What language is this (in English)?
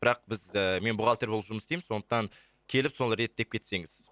Kazakh